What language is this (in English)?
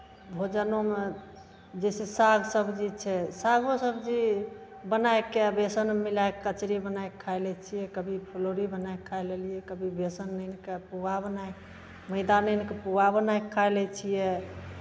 Maithili